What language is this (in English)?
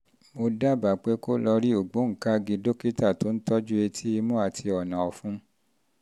Yoruba